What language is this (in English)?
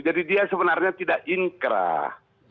Indonesian